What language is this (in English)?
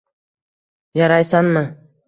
Uzbek